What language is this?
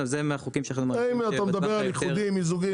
Hebrew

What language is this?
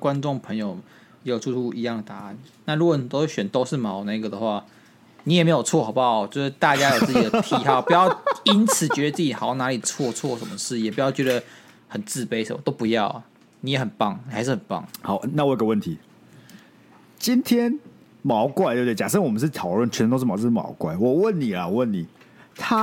Chinese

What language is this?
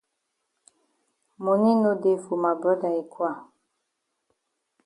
Cameroon Pidgin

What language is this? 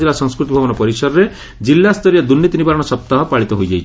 Odia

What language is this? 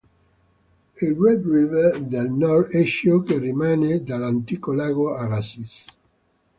Italian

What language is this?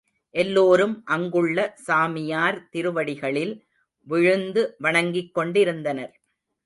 Tamil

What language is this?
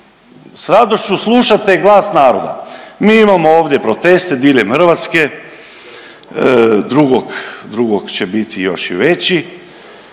Croatian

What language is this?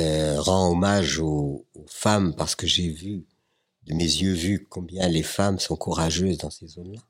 French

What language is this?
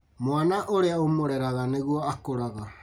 Kikuyu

